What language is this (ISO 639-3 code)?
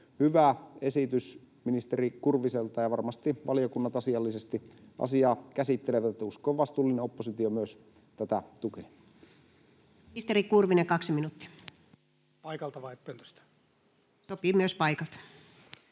fin